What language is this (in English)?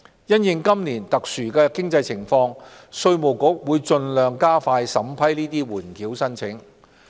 Cantonese